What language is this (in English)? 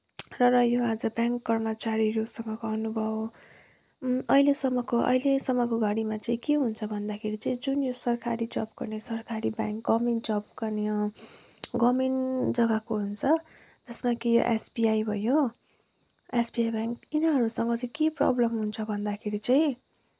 Nepali